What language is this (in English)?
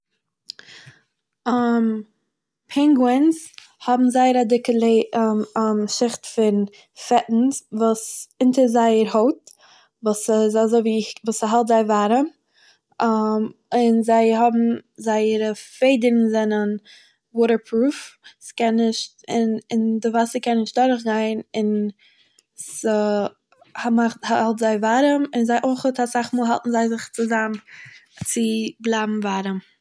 Yiddish